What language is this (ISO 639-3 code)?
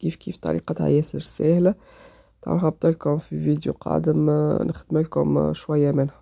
ara